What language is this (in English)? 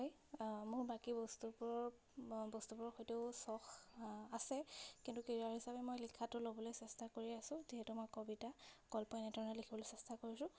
Assamese